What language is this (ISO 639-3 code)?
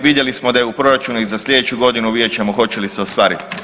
hrv